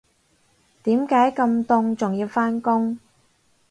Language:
Cantonese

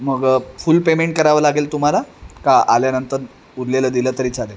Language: Marathi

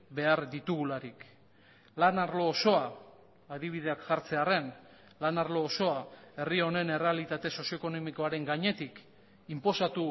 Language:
Basque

